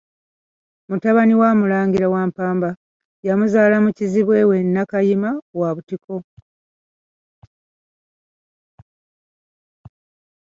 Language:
Ganda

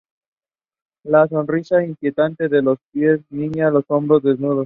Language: Spanish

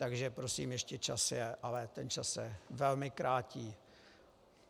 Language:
Czech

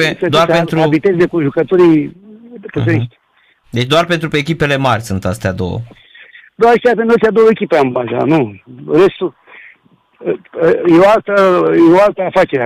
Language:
Romanian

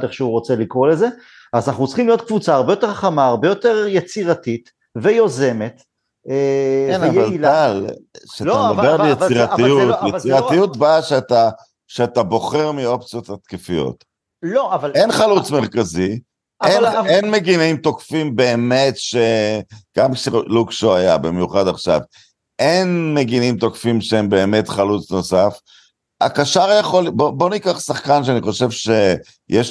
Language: Hebrew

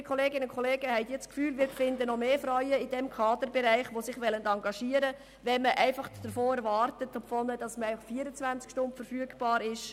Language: Swiss German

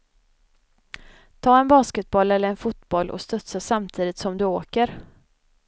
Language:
Swedish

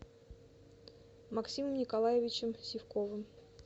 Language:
Russian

